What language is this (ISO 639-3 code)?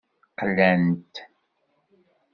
kab